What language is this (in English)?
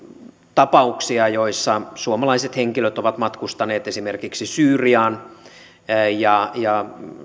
Finnish